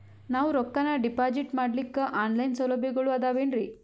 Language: Kannada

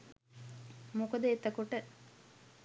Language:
Sinhala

